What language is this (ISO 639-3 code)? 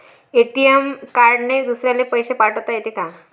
mar